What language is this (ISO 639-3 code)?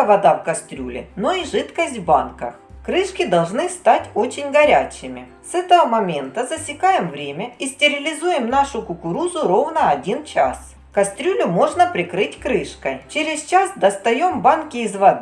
rus